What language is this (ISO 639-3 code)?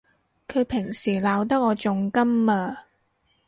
yue